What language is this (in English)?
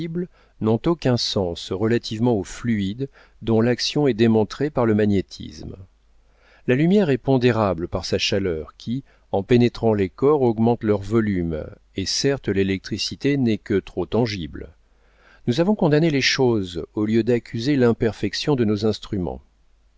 French